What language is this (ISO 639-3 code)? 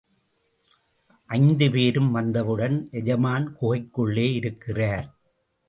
tam